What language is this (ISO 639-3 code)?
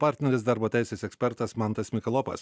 lit